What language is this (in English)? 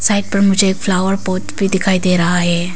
Hindi